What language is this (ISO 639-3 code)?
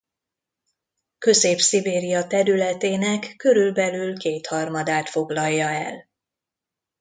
hun